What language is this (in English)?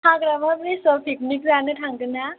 Bodo